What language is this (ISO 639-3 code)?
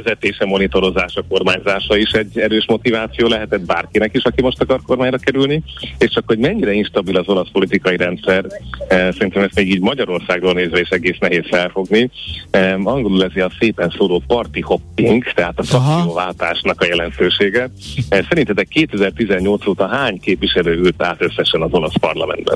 hun